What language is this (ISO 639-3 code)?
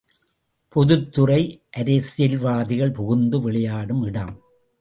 tam